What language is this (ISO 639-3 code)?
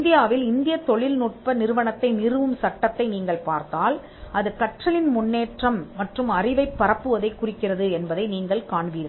tam